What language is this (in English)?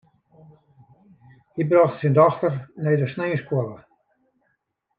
Western Frisian